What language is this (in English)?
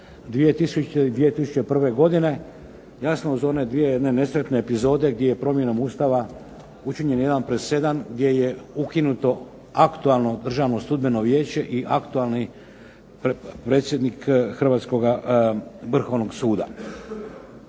Croatian